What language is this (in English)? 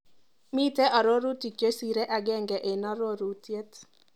Kalenjin